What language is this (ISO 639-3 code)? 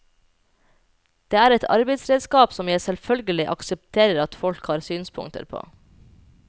nor